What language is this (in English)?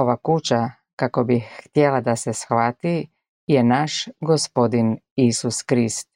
Croatian